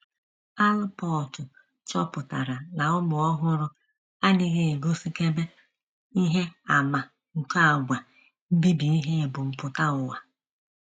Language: Igbo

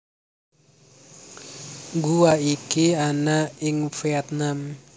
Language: Javanese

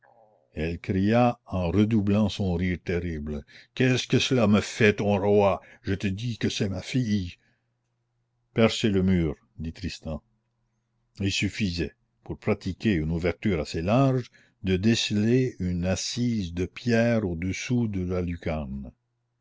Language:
French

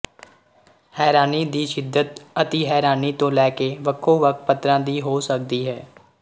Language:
Punjabi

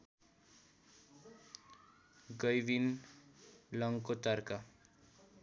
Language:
Nepali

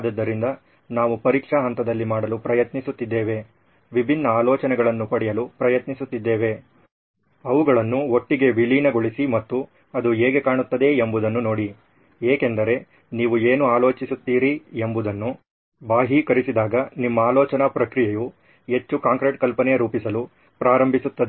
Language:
Kannada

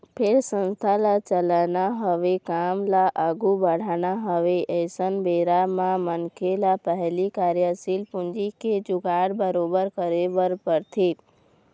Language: Chhattisgarhi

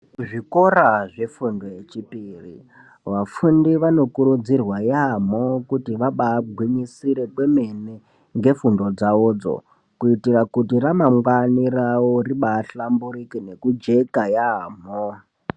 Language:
Ndau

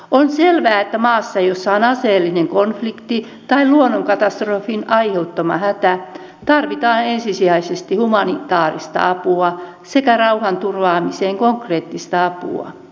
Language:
Finnish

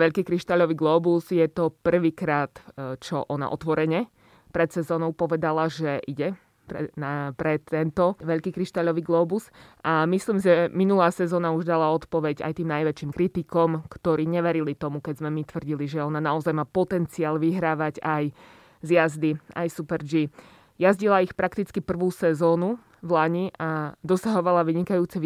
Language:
Slovak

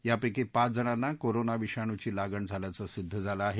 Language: Marathi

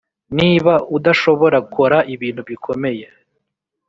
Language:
Kinyarwanda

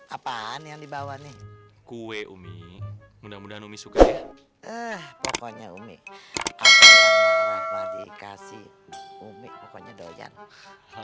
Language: Indonesian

